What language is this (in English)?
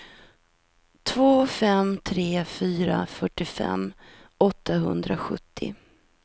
Swedish